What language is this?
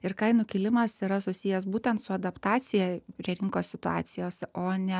Lithuanian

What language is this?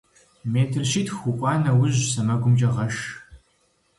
Kabardian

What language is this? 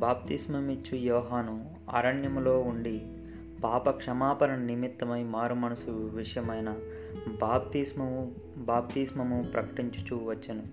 Telugu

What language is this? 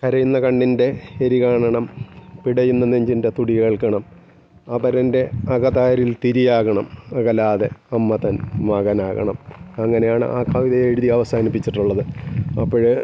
Malayalam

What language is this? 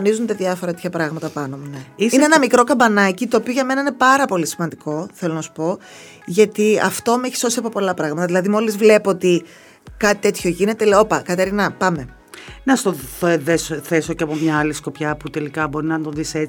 Greek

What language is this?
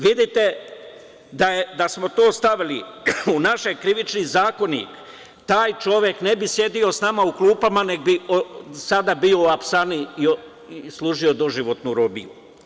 Serbian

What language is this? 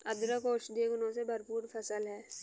Hindi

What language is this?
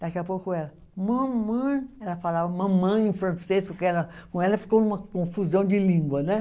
Portuguese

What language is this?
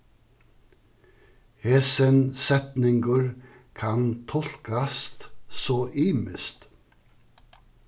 Faroese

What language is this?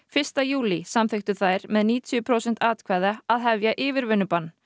Icelandic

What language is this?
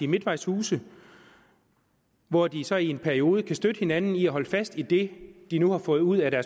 Danish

